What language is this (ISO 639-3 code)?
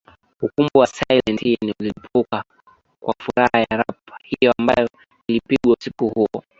swa